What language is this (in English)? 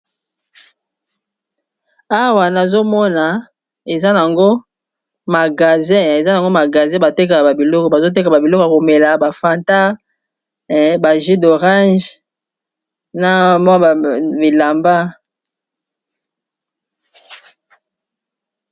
Lingala